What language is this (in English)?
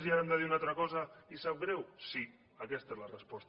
Catalan